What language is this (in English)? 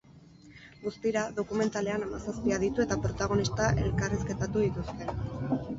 Basque